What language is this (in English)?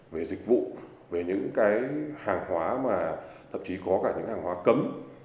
Vietnamese